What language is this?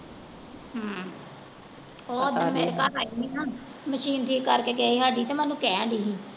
Punjabi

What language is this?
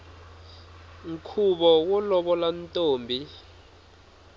Tsonga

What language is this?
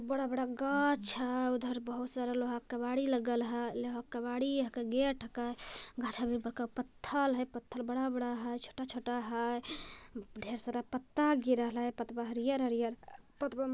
Magahi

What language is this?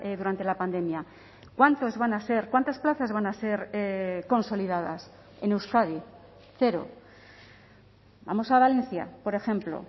Spanish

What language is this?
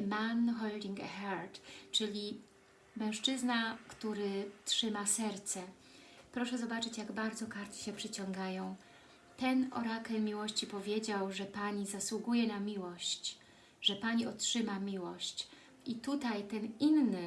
Polish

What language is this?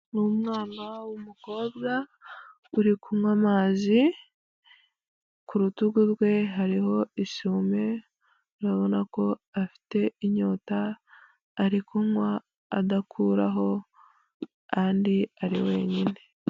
Kinyarwanda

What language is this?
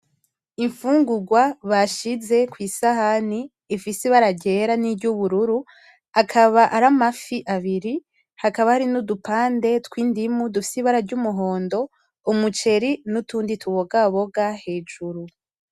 Rundi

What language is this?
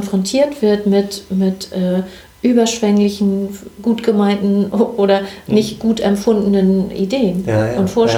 German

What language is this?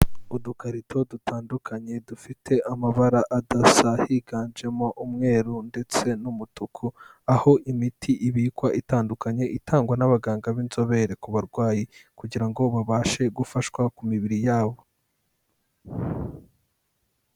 Kinyarwanda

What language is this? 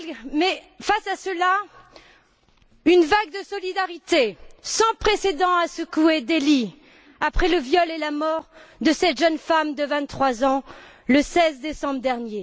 French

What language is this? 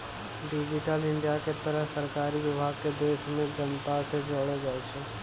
Maithili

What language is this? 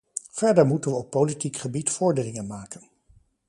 Dutch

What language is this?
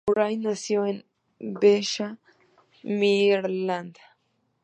Spanish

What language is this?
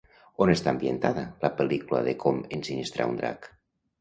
Catalan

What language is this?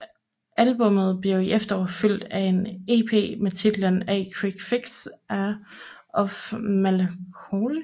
Danish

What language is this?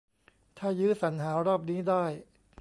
Thai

